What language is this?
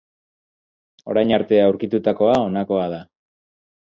Basque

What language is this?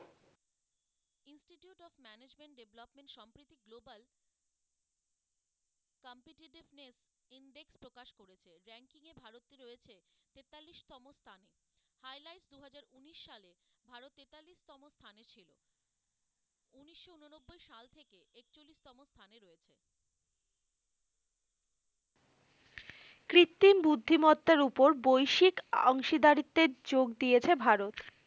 Bangla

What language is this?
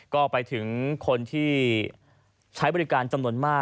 Thai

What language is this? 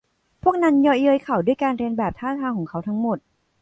Thai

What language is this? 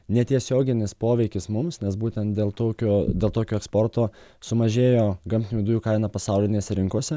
Lithuanian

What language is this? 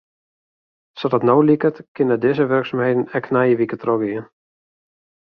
Western Frisian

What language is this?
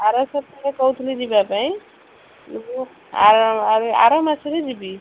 Odia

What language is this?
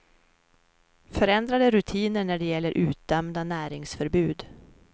Swedish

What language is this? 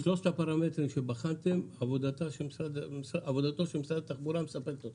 Hebrew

